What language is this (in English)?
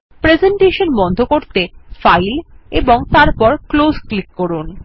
Bangla